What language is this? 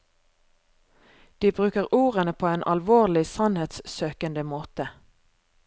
Norwegian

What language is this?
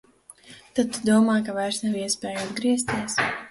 Latvian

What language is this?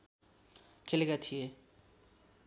Nepali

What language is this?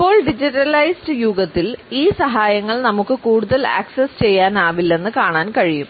Malayalam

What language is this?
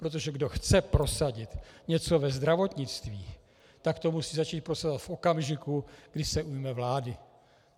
Czech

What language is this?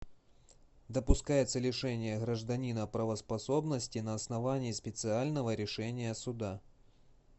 Russian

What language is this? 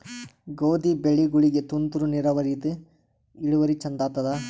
Kannada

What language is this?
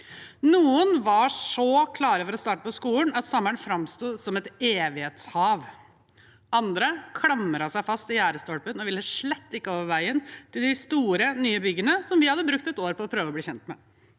Norwegian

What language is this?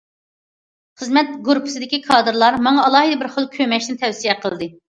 Uyghur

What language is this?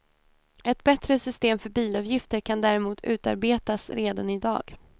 Swedish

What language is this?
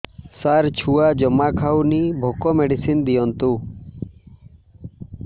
Odia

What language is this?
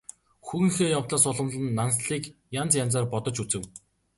Mongolian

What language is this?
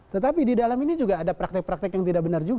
Indonesian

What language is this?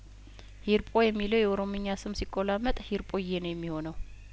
Amharic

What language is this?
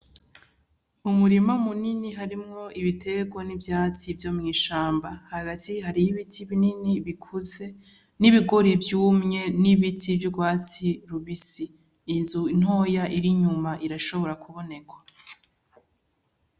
Rundi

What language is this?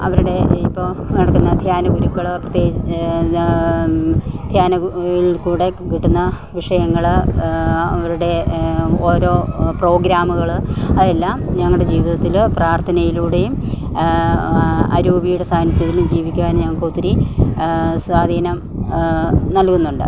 Malayalam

